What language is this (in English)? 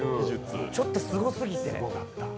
Japanese